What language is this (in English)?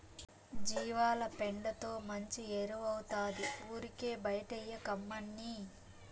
Telugu